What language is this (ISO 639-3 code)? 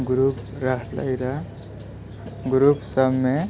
mai